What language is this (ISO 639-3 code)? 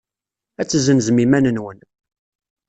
kab